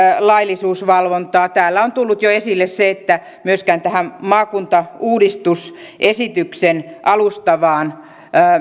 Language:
Finnish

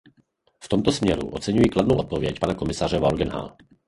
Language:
Czech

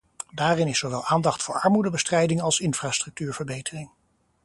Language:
Dutch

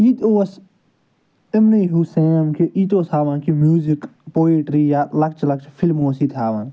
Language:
Kashmiri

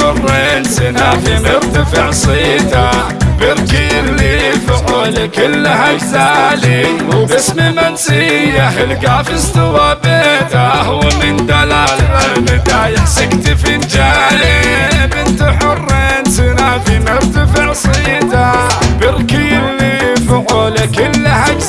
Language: Arabic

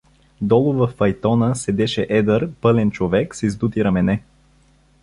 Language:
Bulgarian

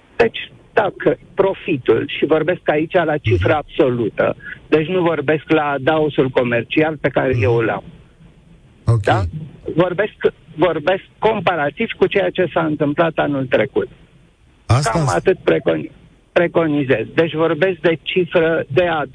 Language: Romanian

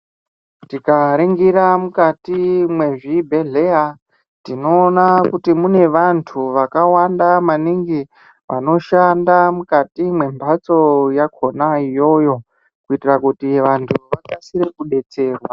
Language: Ndau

